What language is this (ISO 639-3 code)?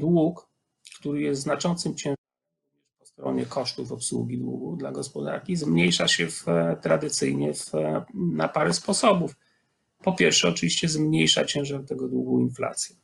pol